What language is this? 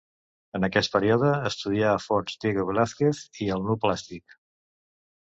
Catalan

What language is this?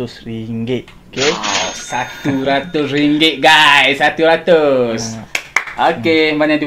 Malay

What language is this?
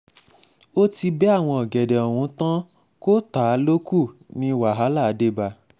Yoruba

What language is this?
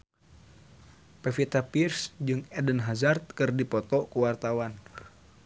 Sundanese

